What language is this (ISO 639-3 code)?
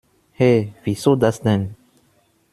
deu